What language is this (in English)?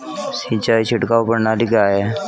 Hindi